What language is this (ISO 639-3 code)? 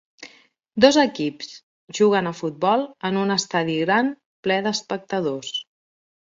cat